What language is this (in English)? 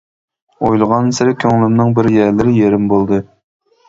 Uyghur